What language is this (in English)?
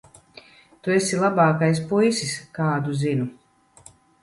Latvian